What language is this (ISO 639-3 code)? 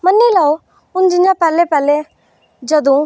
doi